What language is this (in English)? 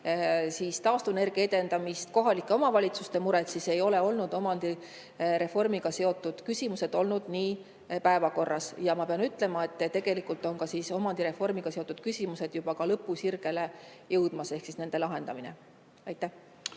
Estonian